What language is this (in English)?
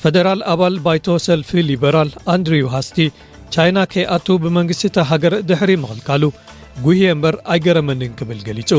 Amharic